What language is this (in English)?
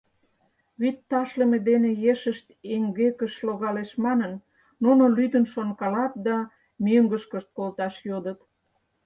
Mari